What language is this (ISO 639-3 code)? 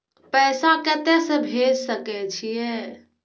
mai